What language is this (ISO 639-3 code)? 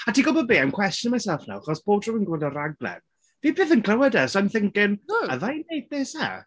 cym